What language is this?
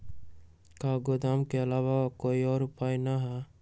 Magahi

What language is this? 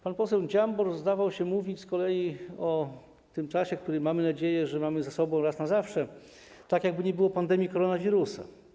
Polish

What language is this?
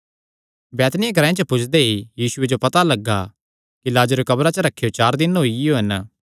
Kangri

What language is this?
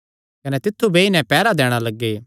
Kangri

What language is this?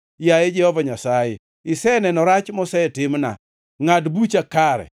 Luo (Kenya and Tanzania)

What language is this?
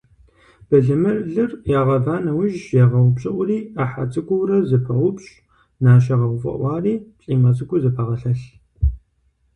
Kabardian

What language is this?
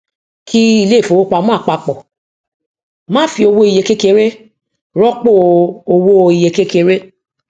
Yoruba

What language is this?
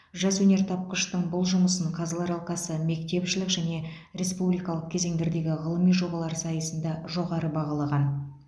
Kazakh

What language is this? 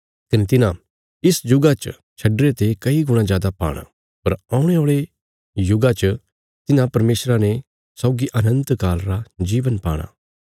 Bilaspuri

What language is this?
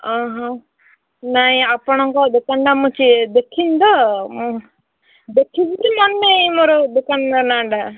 Odia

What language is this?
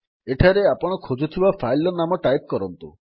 Odia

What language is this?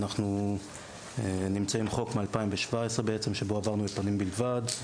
Hebrew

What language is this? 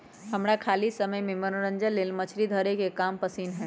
Magahi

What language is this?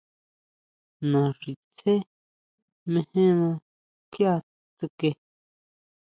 Huautla Mazatec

